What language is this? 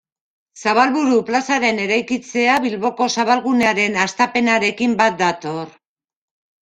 Basque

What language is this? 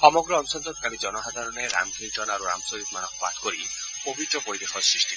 Assamese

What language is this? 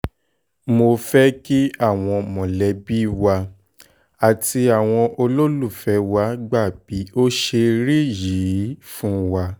Yoruba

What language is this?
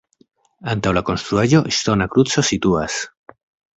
Esperanto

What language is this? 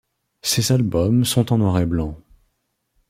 French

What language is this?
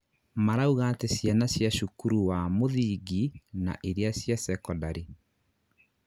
Kikuyu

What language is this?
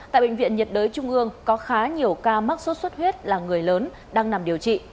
Vietnamese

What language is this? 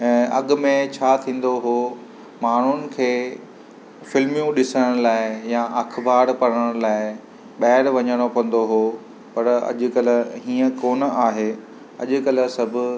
Sindhi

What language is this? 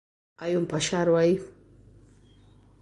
Galician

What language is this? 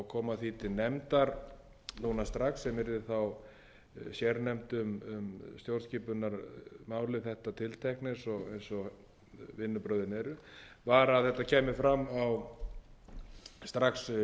Icelandic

